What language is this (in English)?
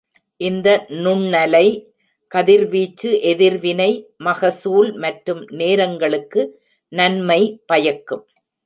Tamil